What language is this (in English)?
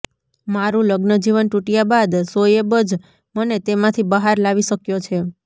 Gujarati